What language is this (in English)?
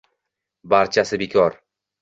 Uzbek